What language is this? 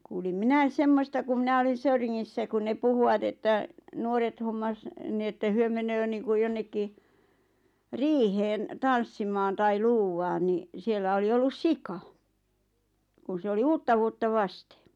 Finnish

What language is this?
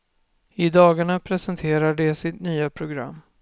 Swedish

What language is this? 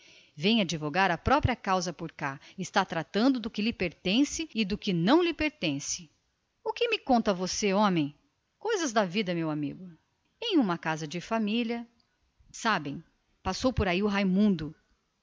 Portuguese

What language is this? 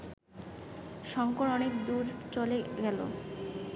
Bangla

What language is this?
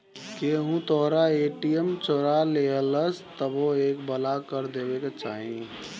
Bhojpuri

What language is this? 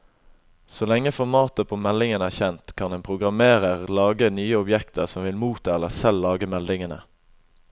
Norwegian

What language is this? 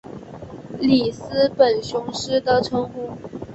Chinese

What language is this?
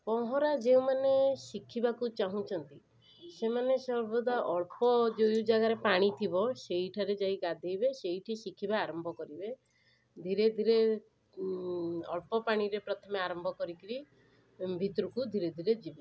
Odia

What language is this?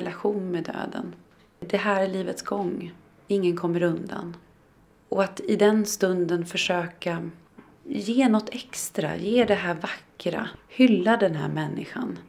Swedish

